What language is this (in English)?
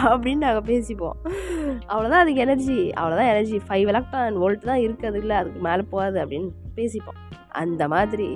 Tamil